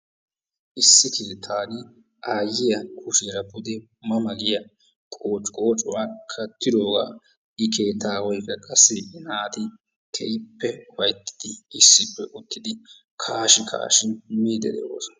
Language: Wolaytta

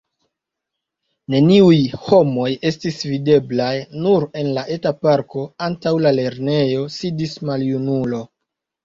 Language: Esperanto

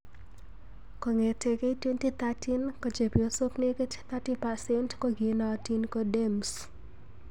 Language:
Kalenjin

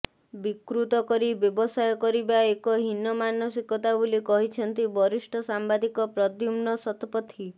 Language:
Odia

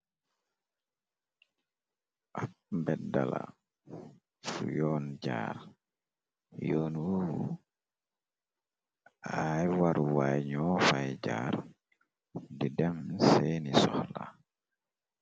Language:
Wolof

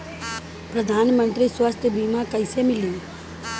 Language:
Bhojpuri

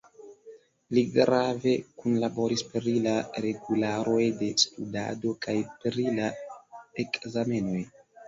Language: Esperanto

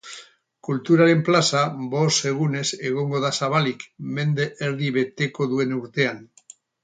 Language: Basque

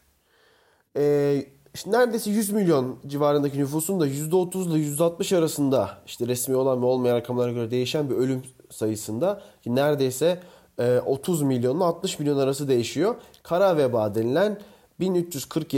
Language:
Turkish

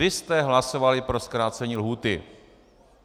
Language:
Czech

